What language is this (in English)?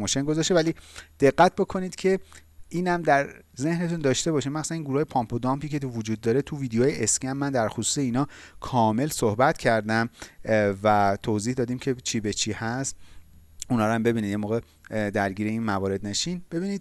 Persian